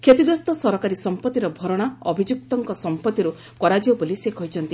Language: Odia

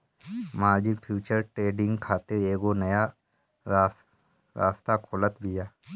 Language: Bhojpuri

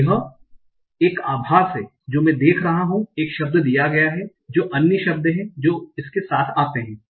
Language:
Hindi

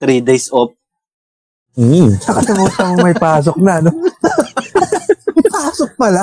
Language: Filipino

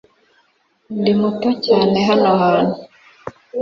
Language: Kinyarwanda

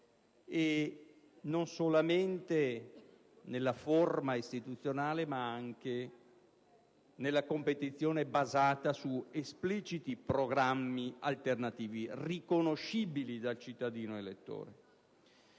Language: Italian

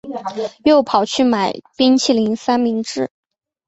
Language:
Chinese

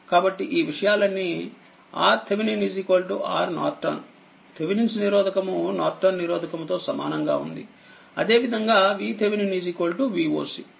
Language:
Telugu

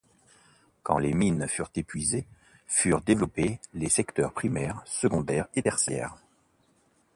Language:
French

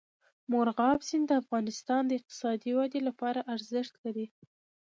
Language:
Pashto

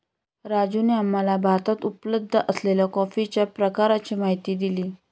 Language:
Marathi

